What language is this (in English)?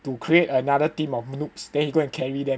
English